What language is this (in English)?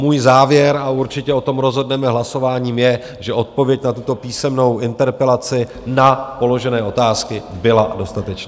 Czech